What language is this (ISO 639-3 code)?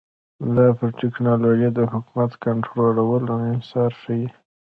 pus